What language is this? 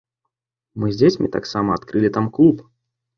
Belarusian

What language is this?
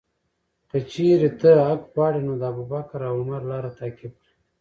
Pashto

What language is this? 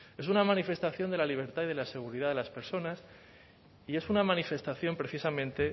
Spanish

